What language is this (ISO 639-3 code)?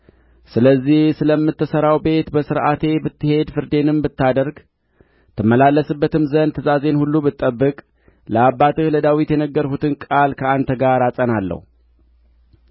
amh